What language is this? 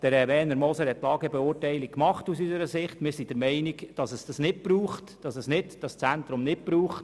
Swiss German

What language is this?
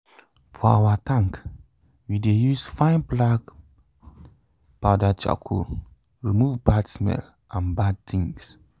Nigerian Pidgin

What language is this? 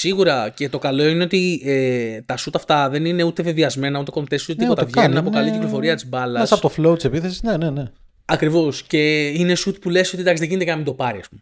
Greek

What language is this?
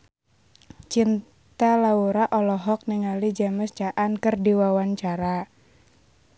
Sundanese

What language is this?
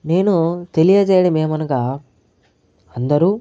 Telugu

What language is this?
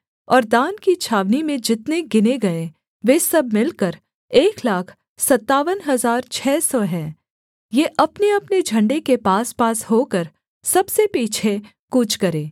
Hindi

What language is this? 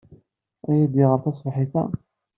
Kabyle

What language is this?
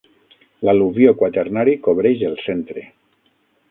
Catalan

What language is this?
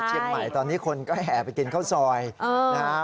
Thai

